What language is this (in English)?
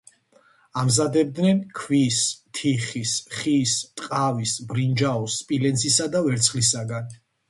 Georgian